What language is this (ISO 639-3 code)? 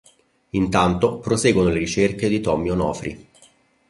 ita